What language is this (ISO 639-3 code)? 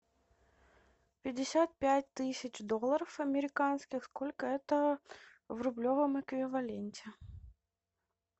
rus